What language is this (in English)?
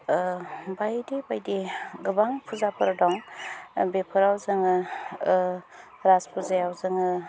Bodo